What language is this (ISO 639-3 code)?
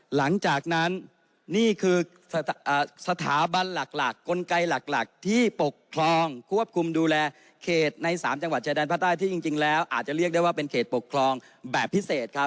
tha